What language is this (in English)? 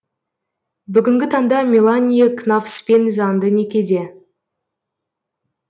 Kazakh